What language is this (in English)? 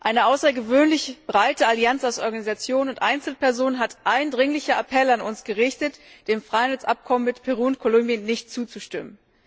German